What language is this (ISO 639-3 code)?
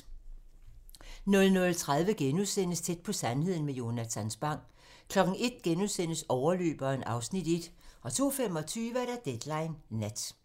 dan